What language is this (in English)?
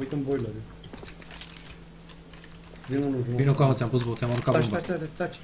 Romanian